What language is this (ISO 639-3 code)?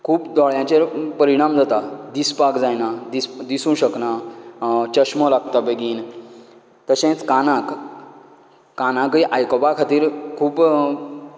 kok